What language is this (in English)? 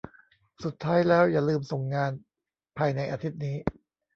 Thai